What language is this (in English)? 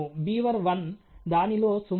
Telugu